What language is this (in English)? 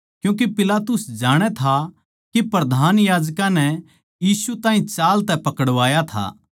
Haryanvi